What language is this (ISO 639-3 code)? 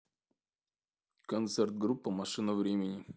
rus